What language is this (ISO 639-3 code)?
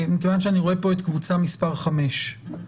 heb